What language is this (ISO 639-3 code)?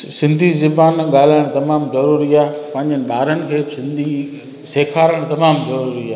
snd